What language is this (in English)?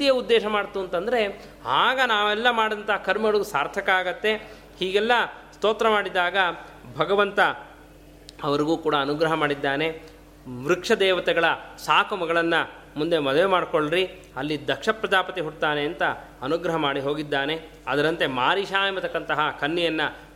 Kannada